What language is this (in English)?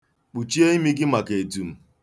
Igbo